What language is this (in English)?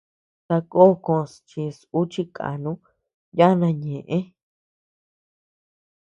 Tepeuxila Cuicatec